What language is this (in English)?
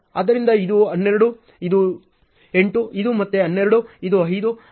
Kannada